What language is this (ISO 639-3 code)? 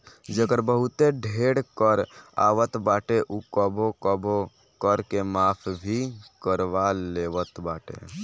bho